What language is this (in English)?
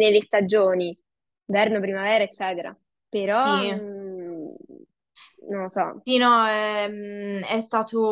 Italian